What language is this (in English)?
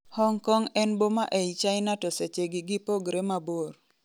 Luo (Kenya and Tanzania)